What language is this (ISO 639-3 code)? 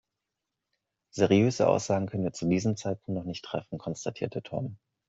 deu